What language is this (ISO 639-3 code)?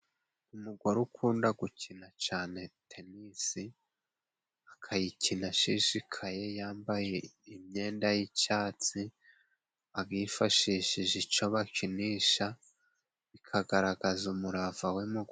kin